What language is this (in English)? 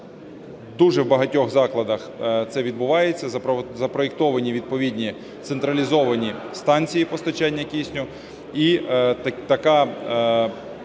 Ukrainian